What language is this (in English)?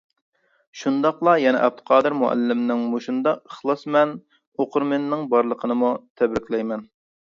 Uyghur